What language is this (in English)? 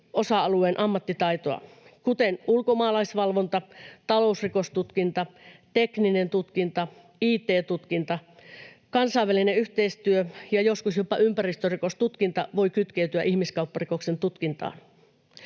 Finnish